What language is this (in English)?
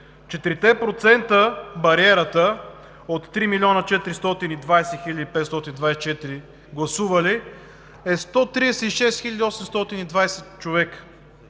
Bulgarian